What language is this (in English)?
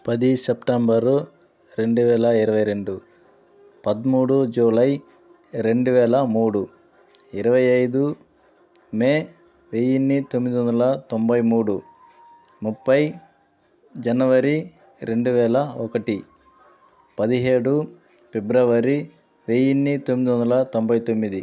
Telugu